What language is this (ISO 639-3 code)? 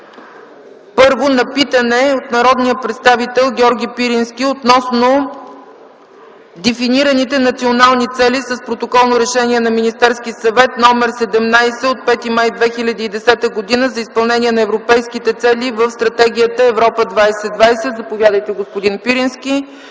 bul